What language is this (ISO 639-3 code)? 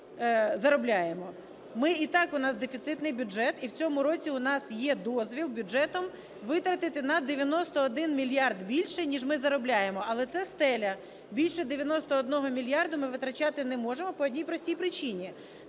ukr